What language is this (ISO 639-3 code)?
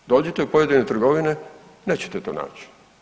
hrv